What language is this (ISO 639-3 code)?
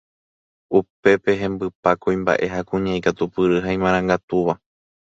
grn